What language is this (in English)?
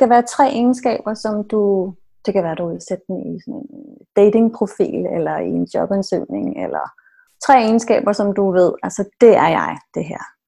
Danish